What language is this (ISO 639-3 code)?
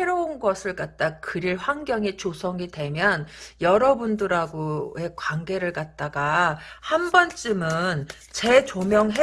kor